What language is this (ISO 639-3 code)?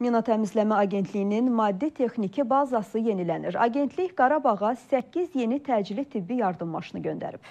tur